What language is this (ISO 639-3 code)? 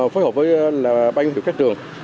vie